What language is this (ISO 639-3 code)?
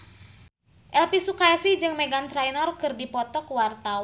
sun